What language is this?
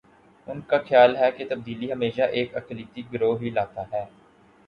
Urdu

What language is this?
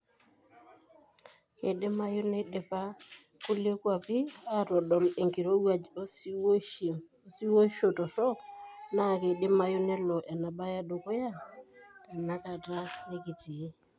Masai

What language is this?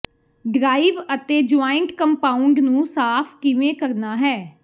Punjabi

